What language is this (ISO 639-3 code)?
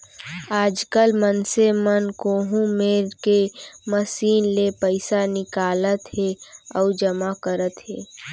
hne